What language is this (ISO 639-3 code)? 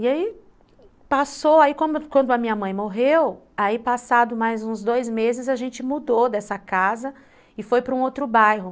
por